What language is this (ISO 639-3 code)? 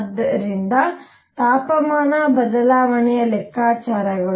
kan